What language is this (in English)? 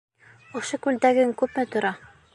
Bashkir